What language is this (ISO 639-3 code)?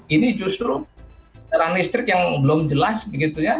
ind